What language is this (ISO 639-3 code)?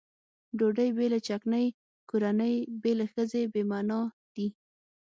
pus